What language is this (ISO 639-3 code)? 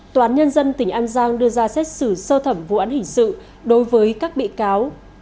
vie